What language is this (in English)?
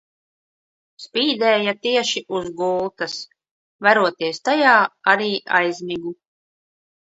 Latvian